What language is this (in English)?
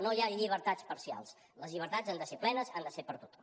Catalan